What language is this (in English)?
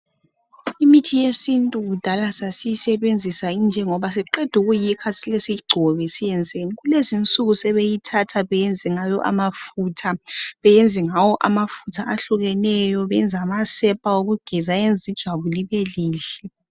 North Ndebele